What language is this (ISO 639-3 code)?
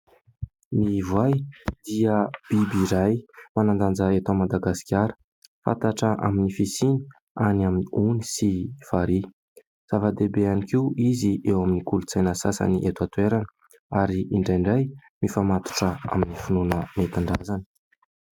mlg